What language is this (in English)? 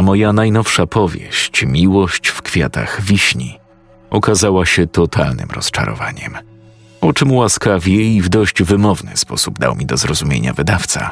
Polish